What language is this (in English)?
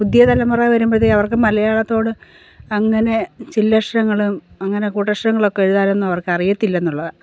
Malayalam